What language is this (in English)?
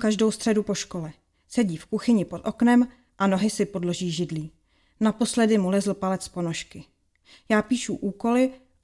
Czech